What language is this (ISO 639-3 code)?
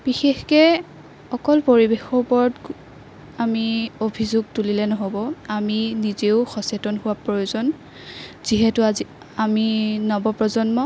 asm